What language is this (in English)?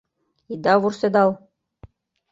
Mari